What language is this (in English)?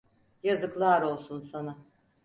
Turkish